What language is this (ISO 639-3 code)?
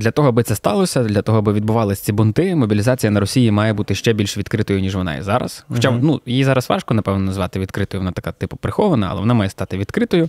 ukr